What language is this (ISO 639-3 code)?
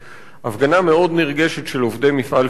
heb